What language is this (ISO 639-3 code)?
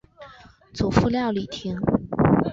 zho